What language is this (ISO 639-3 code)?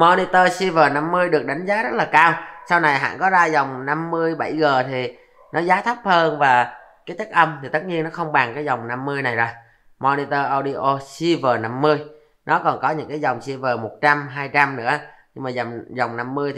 vie